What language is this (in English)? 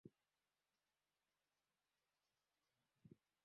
Swahili